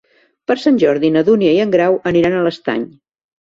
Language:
Catalan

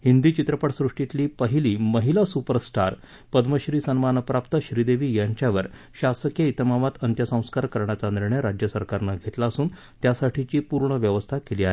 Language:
Marathi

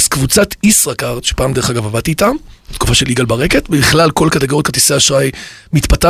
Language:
Hebrew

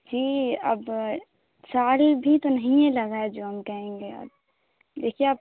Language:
Urdu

